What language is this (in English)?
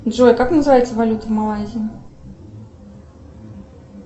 Russian